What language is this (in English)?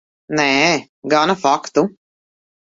Latvian